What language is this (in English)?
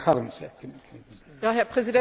German